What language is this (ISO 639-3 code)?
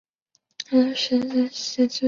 zho